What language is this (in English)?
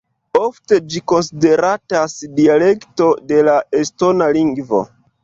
Esperanto